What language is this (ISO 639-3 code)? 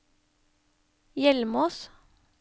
nor